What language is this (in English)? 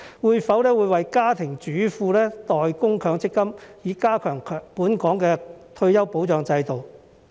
Cantonese